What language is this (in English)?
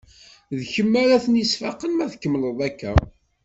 Kabyle